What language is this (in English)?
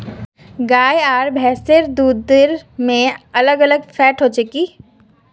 Magahi